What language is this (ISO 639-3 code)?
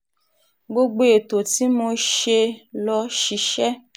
yor